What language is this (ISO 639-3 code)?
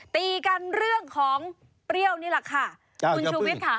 tha